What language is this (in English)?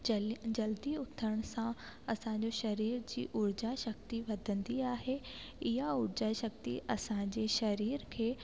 Sindhi